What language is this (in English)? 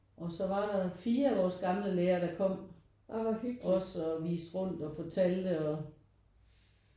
Danish